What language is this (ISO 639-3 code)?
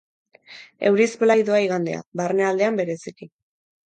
eus